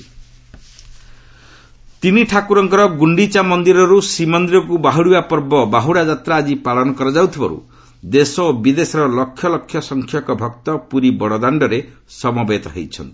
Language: Odia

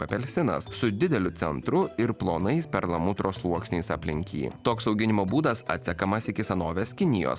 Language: Lithuanian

